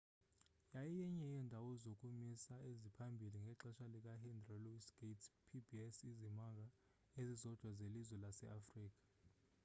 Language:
Xhosa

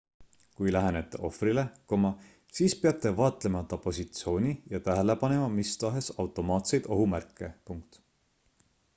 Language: Estonian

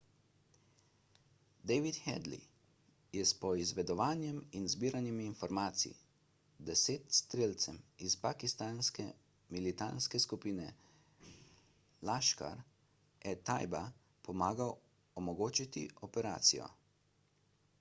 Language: Slovenian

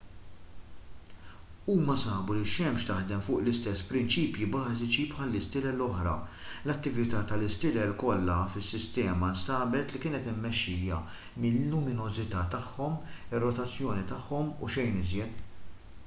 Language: Maltese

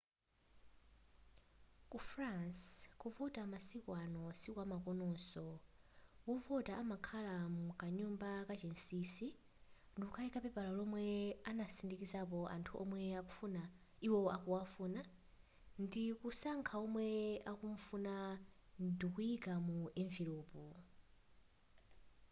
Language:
Nyanja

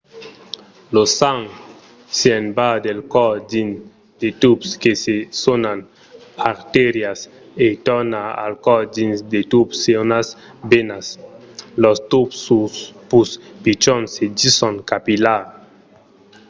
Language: Occitan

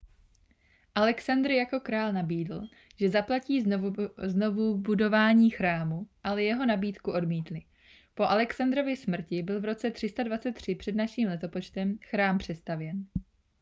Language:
Czech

